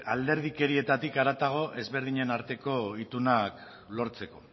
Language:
Basque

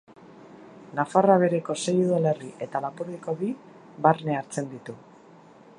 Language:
Basque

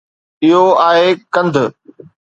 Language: Sindhi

